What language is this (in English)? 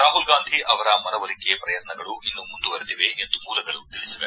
Kannada